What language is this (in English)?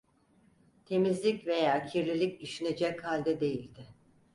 Turkish